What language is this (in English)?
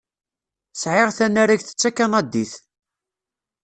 Kabyle